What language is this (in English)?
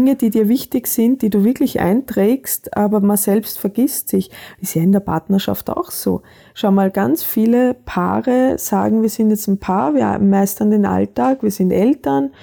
German